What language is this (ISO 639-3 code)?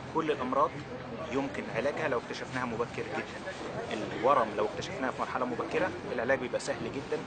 ara